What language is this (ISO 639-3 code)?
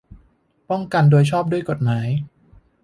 tha